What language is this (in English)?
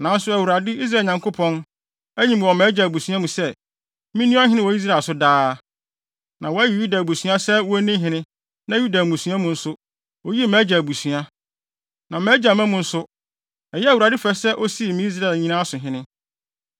Akan